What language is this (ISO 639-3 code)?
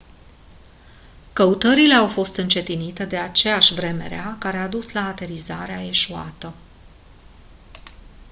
ron